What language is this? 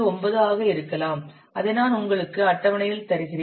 Tamil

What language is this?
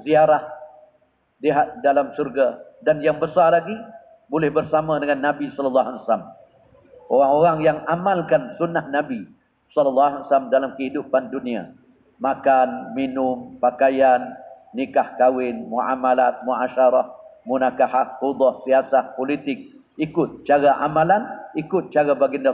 Malay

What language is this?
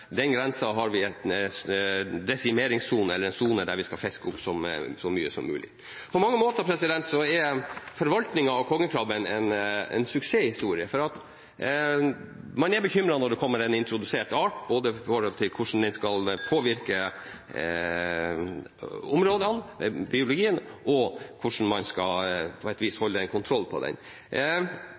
Norwegian Bokmål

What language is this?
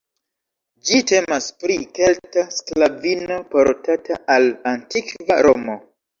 Esperanto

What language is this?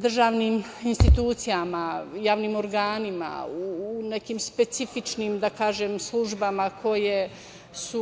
Serbian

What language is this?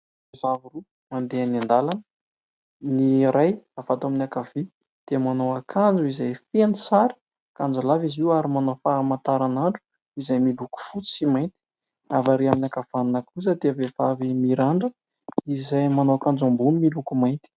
Malagasy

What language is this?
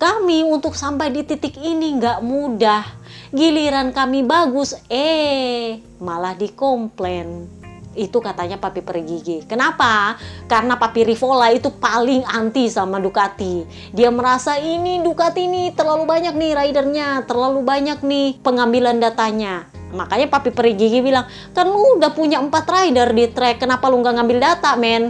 Indonesian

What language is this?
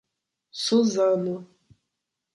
Portuguese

